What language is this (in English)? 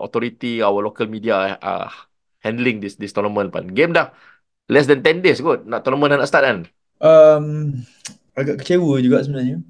Malay